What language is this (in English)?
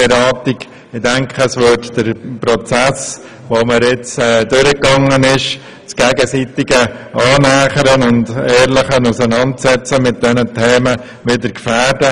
Swiss German